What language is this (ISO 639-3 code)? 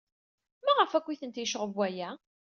kab